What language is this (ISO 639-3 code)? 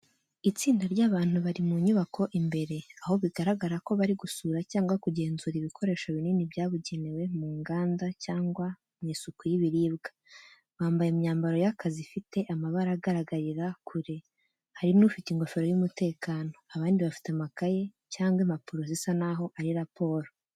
kin